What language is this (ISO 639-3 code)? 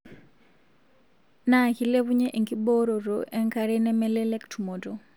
mas